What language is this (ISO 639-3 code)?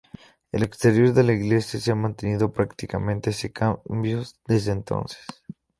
spa